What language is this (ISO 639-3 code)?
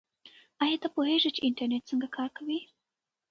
pus